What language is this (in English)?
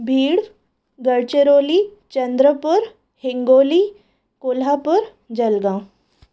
Sindhi